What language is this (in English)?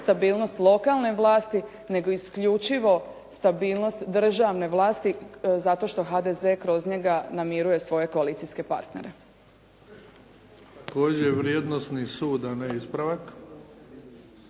Croatian